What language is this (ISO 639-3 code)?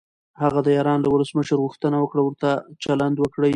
pus